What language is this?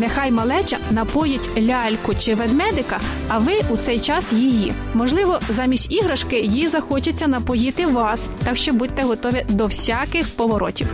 Ukrainian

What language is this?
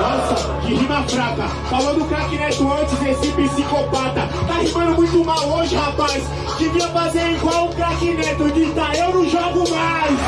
Portuguese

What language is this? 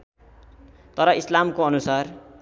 Nepali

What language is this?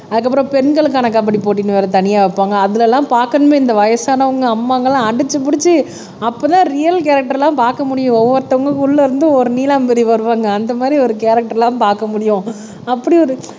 Tamil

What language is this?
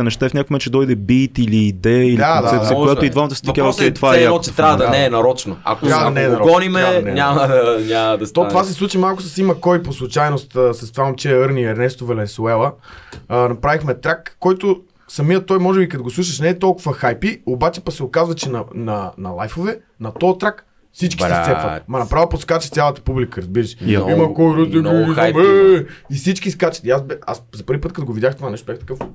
Bulgarian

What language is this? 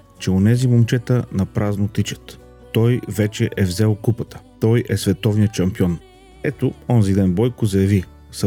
Bulgarian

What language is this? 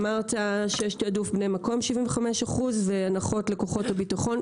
Hebrew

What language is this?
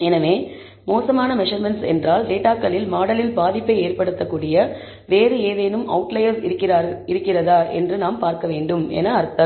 Tamil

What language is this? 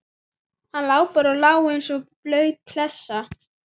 Icelandic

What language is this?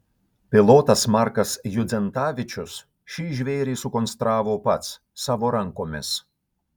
Lithuanian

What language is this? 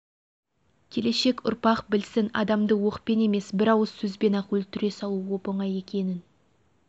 Kazakh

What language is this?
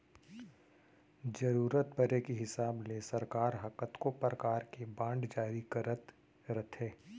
Chhattisgarhi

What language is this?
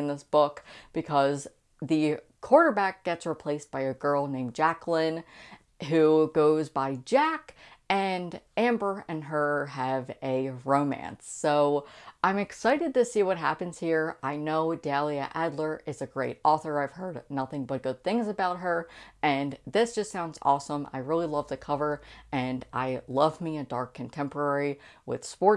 English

